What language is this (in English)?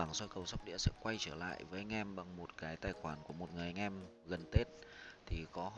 Vietnamese